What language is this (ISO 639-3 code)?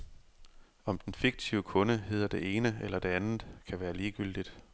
dan